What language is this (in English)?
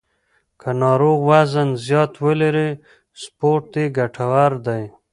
Pashto